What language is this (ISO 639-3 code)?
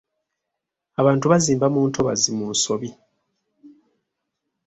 lug